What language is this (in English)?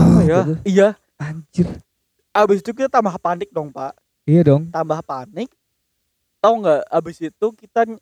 Indonesian